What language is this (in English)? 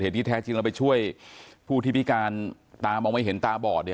Thai